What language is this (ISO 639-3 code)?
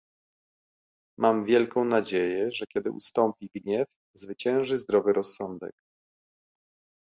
pol